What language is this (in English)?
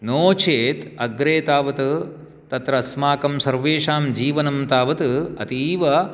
Sanskrit